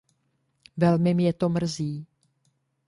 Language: Czech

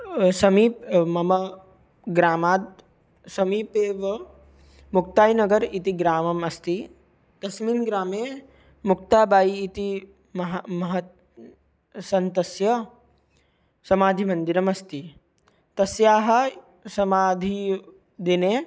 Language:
Sanskrit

